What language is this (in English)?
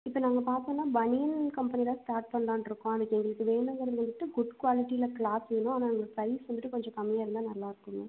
Tamil